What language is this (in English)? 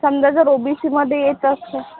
Marathi